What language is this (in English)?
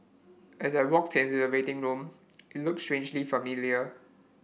English